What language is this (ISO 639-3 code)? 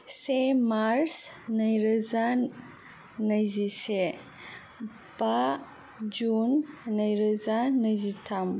brx